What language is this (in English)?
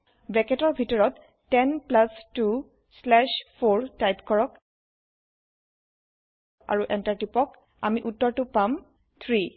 Assamese